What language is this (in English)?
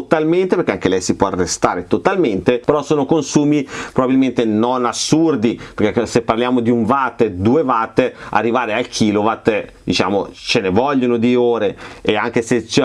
Italian